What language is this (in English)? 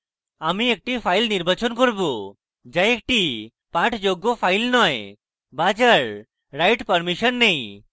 Bangla